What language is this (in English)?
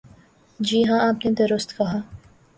Urdu